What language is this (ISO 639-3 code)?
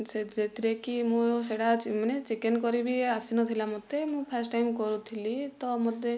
ori